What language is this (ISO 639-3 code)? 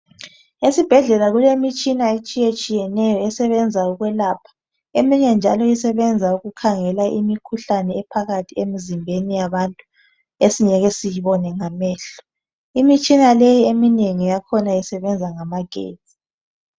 nde